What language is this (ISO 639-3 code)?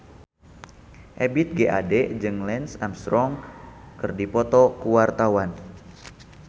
sun